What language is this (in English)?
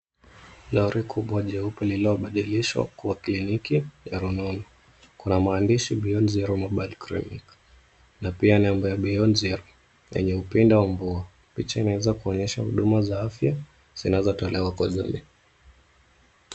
Swahili